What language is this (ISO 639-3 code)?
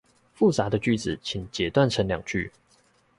zho